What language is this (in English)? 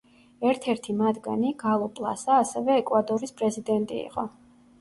Georgian